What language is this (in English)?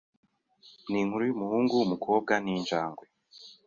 Kinyarwanda